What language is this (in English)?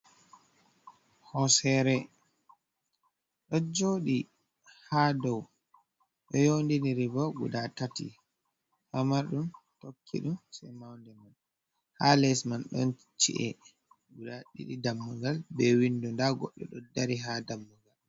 Fula